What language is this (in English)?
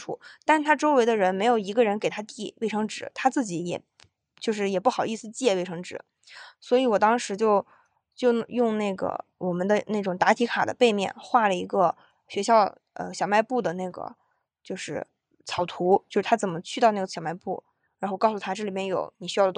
Chinese